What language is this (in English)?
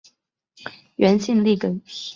Chinese